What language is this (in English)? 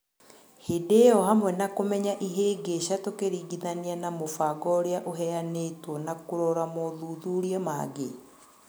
Kikuyu